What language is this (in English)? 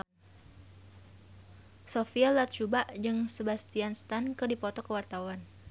Sundanese